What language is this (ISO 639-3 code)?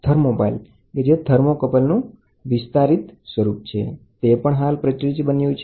guj